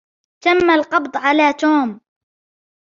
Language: Arabic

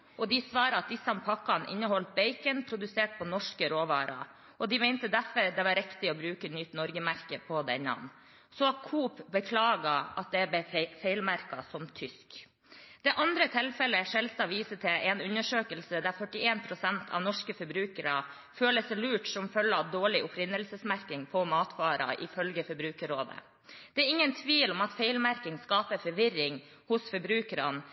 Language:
Norwegian Bokmål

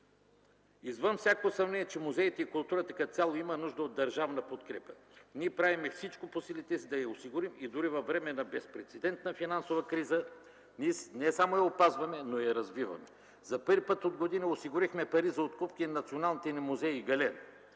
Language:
Bulgarian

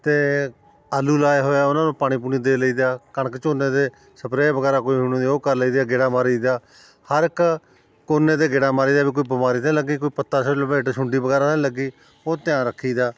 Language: Punjabi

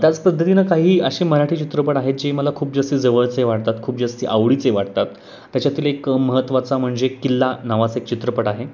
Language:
Marathi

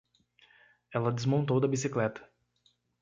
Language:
Portuguese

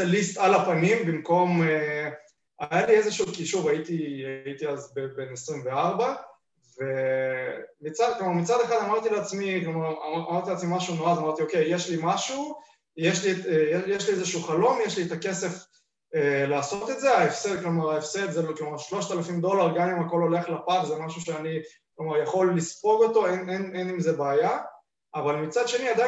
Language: Hebrew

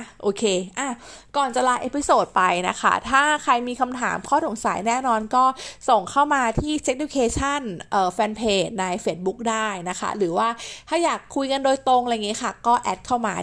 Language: Thai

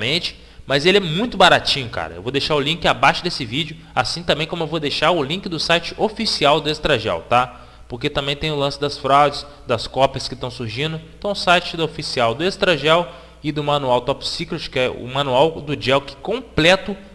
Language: Portuguese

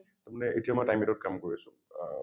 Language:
Assamese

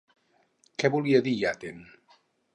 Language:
Catalan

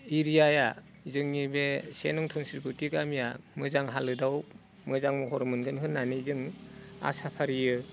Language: Bodo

